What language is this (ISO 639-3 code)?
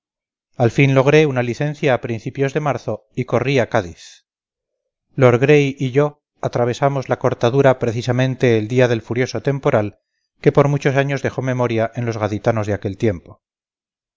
spa